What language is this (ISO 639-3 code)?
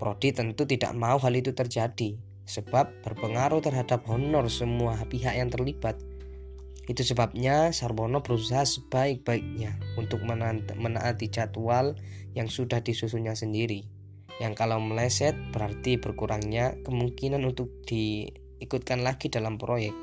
ind